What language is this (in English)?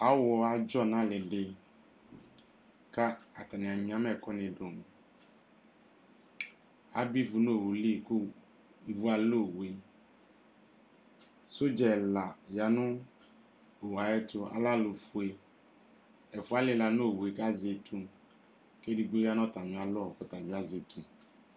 Ikposo